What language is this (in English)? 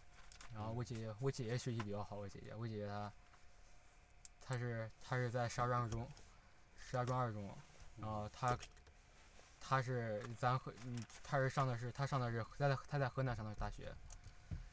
Chinese